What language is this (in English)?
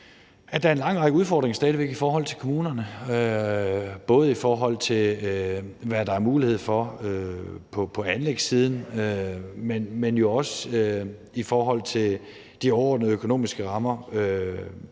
Danish